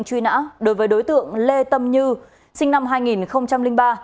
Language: Vietnamese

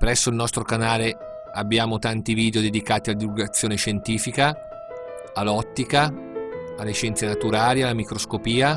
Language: Italian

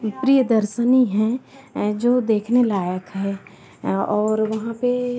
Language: Hindi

